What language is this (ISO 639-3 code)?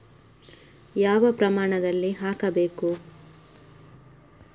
kan